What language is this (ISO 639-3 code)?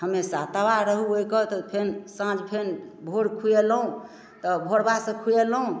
mai